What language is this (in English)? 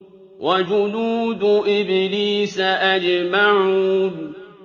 Arabic